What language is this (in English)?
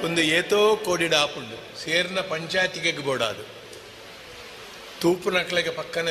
Kannada